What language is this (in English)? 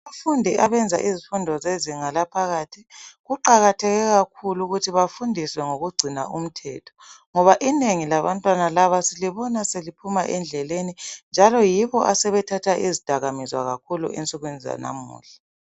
North Ndebele